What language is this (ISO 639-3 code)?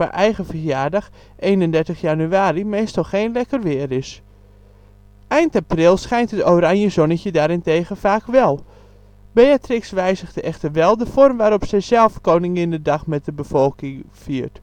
nld